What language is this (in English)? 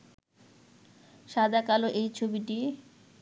Bangla